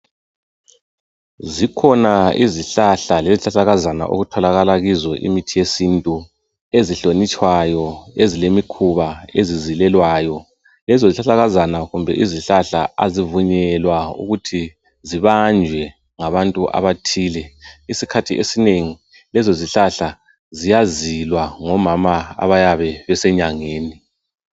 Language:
North Ndebele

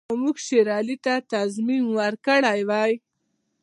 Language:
Pashto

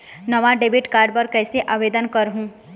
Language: Chhattisgarhi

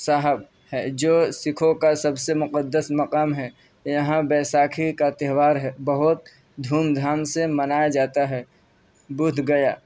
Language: Urdu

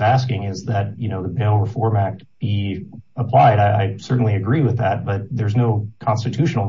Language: English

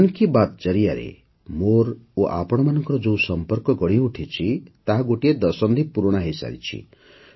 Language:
Odia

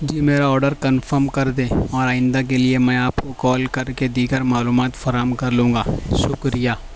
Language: Urdu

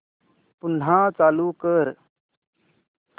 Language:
Marathi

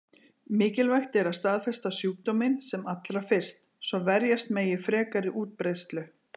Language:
Icelandic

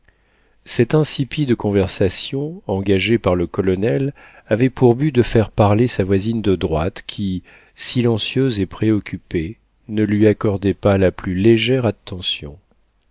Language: French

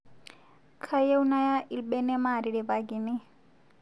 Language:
Masai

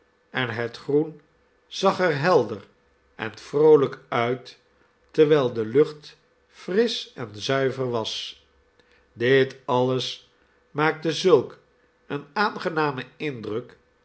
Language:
Dutch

